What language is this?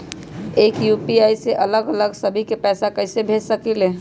Magahi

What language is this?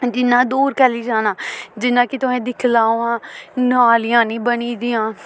Dogri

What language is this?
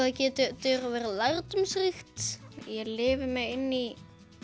Icelandic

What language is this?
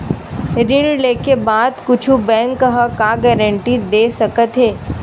Chhattisgarhi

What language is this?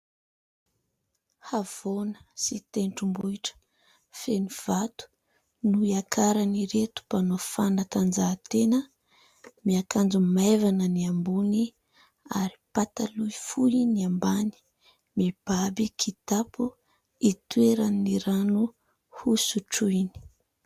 Malagasy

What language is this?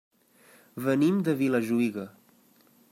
Catalan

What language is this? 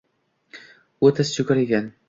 Uzbek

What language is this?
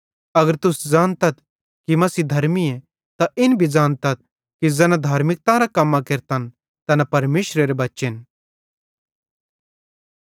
Bhadrawahi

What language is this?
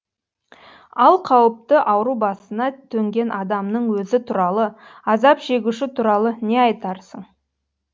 Kazakh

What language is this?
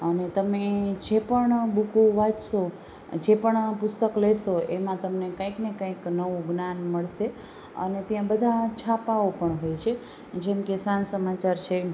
Gujarati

